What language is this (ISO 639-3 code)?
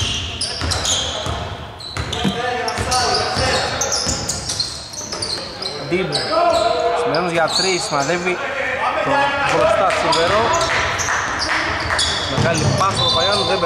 ell